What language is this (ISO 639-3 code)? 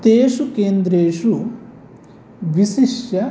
san